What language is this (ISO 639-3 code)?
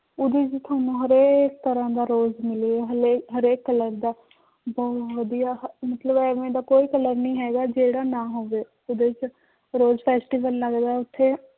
pan